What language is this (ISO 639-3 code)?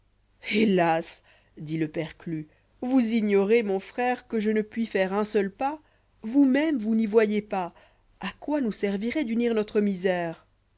fra